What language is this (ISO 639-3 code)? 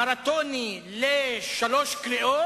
heb